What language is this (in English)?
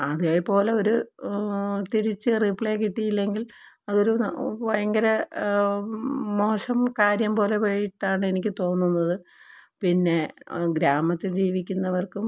Malayalam